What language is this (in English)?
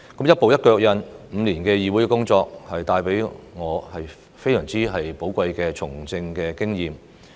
Cantonese